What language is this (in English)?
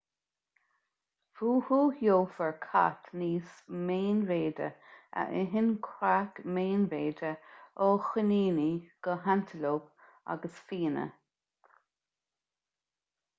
Irish